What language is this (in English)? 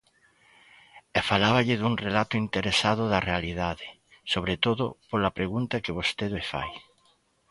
Galician